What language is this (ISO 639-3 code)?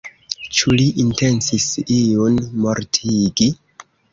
epo